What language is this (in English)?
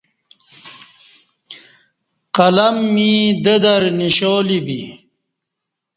Kati